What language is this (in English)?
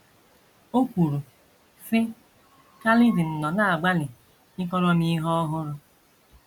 Igbo